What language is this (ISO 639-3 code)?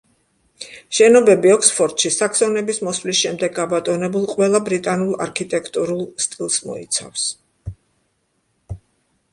kat